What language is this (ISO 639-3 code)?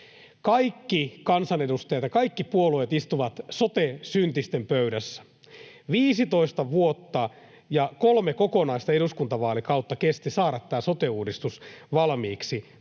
fin